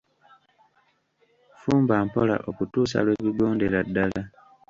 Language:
Ganda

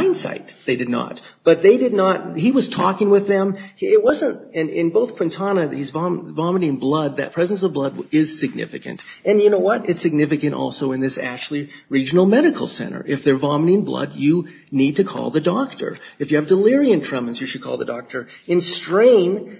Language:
English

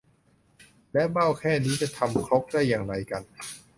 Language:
Thai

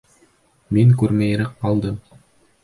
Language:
Bashkir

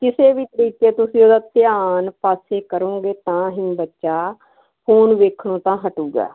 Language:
Punjabi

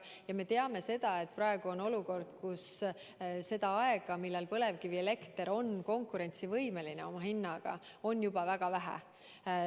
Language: Estonian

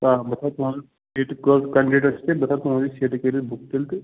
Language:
Kashmiri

